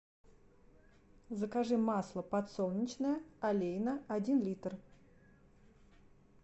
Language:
Russian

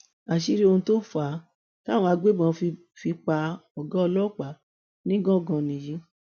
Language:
Yoruba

